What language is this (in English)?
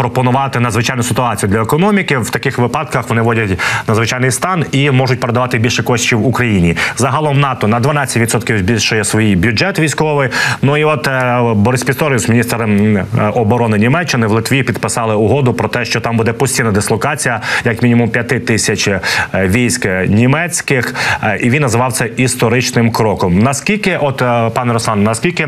Ukrainian